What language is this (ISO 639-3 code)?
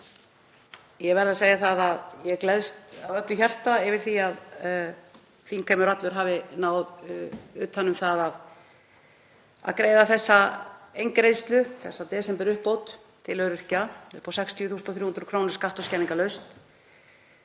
isl